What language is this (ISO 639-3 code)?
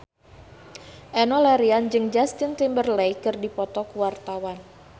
sun